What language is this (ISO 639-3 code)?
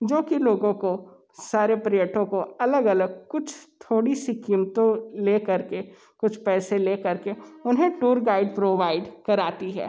hin